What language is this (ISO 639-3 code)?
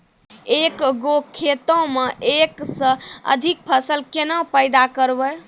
mai